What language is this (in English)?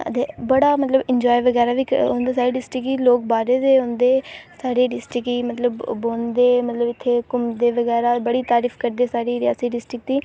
Dogri